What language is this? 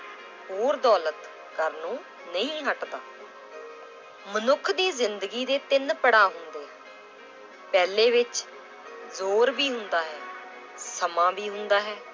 Punjabi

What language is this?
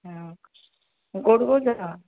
Odia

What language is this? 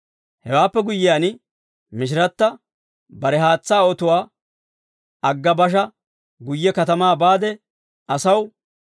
Dawro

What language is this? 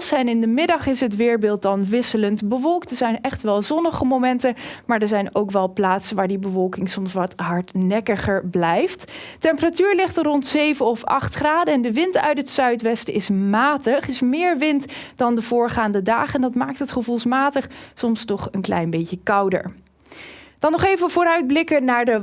Dutch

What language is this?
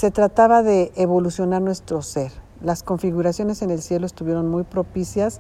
Spanish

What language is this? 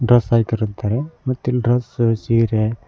Kannada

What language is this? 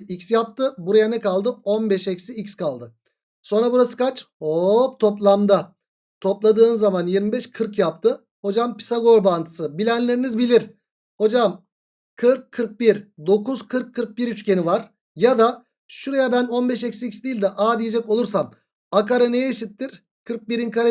Turkish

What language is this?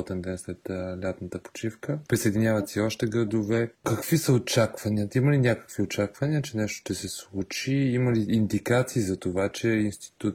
Bulgarian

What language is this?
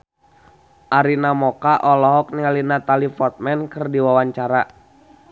Sundanese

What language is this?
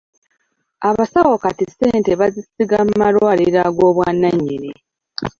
Ganda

